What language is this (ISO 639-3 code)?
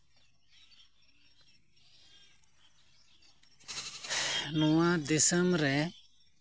sat